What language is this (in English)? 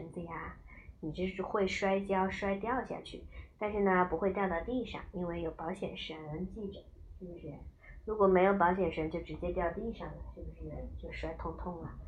Chinese